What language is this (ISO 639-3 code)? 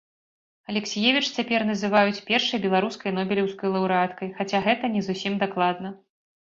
bel